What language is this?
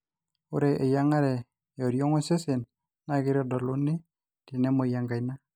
Masai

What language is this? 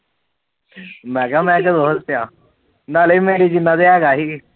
Punjabi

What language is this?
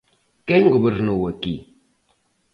Galician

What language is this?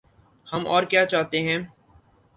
Urdu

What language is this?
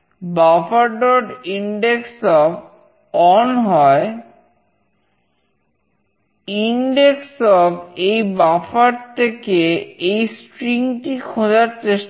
Bangla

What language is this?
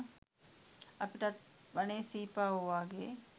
Sinhala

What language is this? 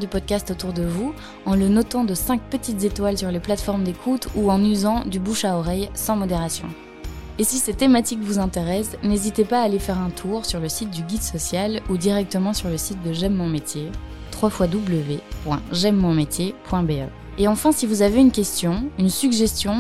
French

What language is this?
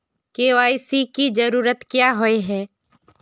Magahi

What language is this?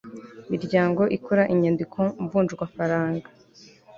Kinyarwanda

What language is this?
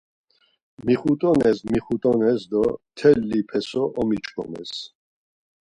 Laz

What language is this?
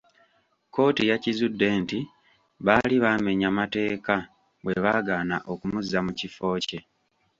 Ganda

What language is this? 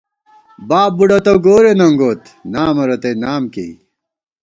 Gawar-Bati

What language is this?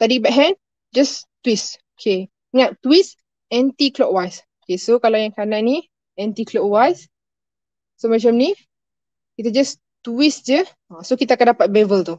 Malay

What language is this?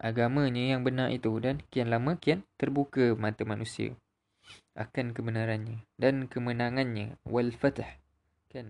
Malay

